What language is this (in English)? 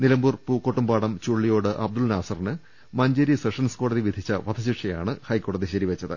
Malayalam